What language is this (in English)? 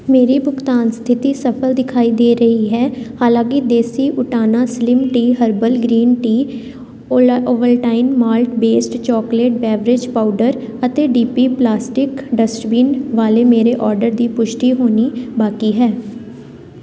Punjabi